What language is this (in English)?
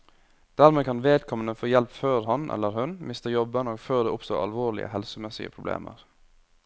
Norwegian